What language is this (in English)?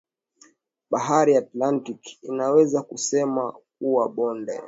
Swahili